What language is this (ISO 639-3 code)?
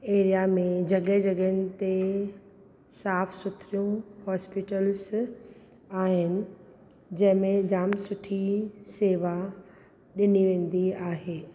snd